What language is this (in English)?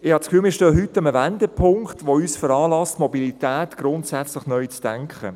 Swiss German